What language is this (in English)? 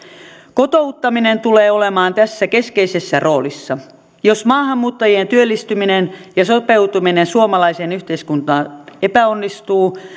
Finnish